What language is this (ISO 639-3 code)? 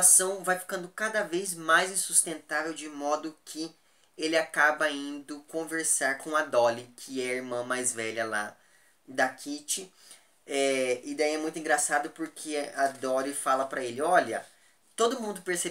por